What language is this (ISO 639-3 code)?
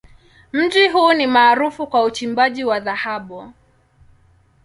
swa